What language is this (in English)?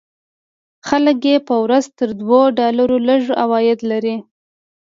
Pashto